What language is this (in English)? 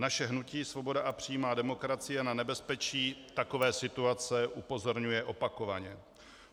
Czech